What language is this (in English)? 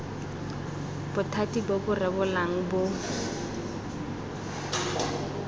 Tswana